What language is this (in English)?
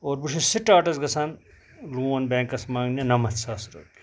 Kashmiri